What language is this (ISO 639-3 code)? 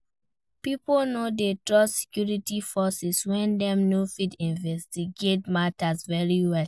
pcm